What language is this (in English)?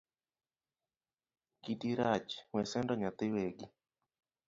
Luo (Kenya and Tanzania)